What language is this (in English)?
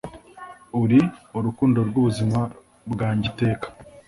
Kinyarwanda